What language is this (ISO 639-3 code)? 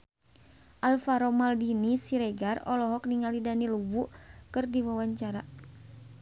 sun